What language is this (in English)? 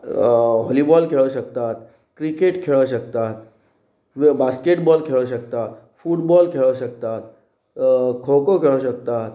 Konkani